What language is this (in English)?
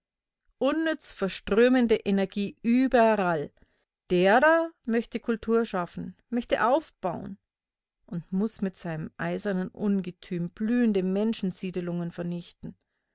German